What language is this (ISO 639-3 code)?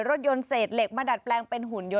tha